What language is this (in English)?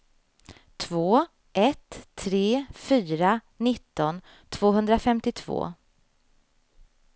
Swedish